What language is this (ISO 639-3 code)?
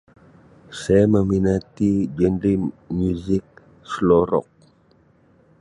msi